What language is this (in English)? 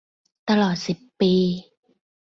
Thai